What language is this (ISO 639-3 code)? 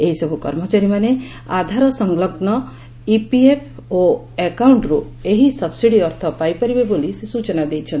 ori